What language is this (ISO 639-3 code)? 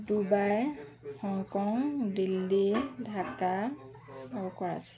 asm